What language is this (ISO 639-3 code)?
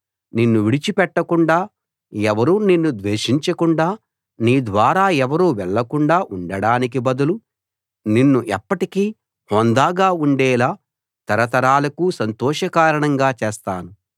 tel